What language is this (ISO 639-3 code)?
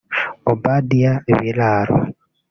kin